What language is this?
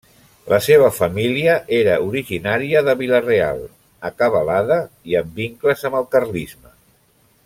Catalan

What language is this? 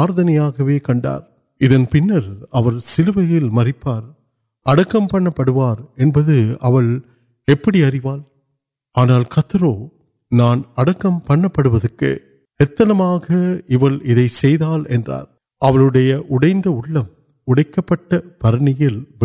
Urdu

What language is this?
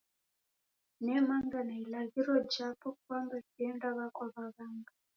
Taita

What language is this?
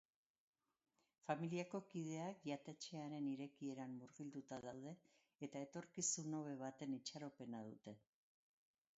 Basque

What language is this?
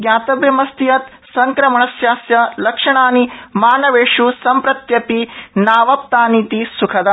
Sanskrit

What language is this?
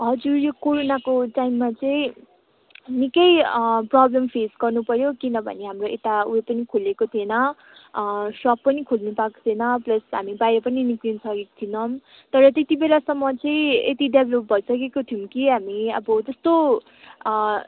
Nepali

